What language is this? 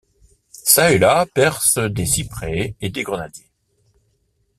French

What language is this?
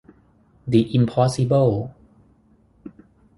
Thai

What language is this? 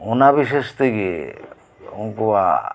Santali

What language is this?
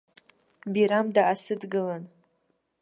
Abkhazian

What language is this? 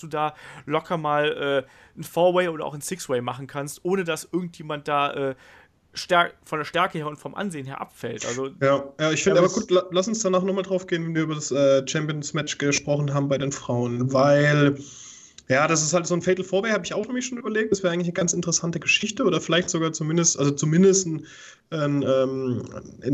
German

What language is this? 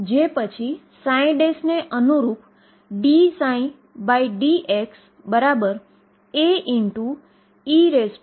Gujarati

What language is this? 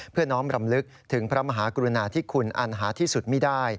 Thai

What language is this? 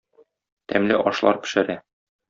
Tatar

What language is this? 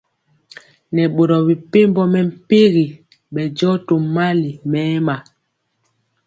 Mpiemo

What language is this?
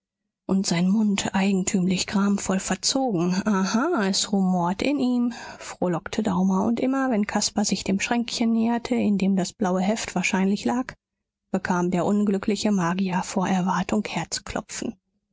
German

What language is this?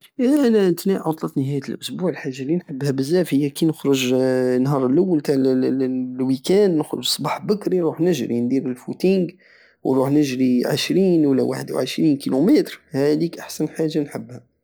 Algerian Saharan Arabic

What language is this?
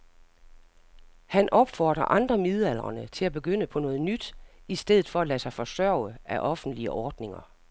Danish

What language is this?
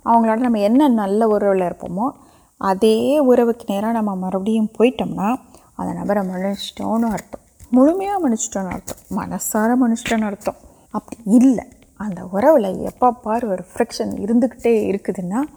Urdu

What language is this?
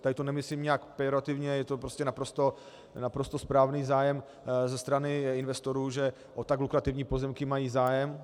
Czech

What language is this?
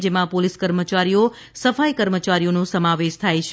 Gujarati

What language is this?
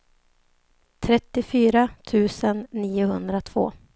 Swedish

